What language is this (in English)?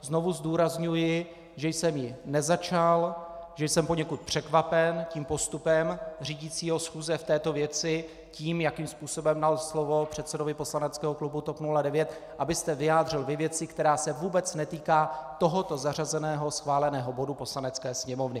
Czech